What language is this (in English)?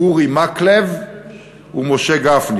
Hebrew